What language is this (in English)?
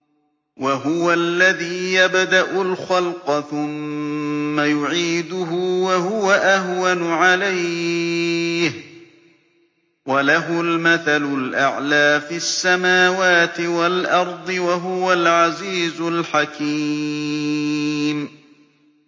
Arabic